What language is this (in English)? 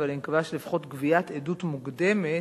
Hebrew